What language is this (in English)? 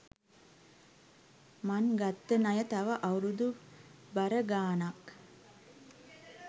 Sinhala